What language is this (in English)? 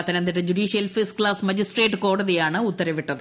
Malayalam